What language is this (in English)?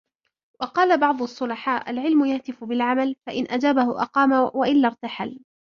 Arabic